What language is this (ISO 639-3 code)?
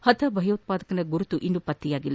kan